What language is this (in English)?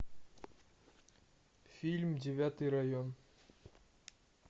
Russian